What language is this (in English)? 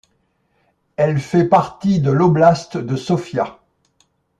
French